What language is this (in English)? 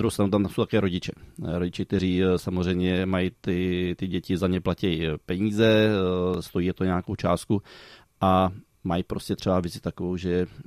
Czech